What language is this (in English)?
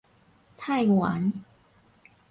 Min Nan Chinese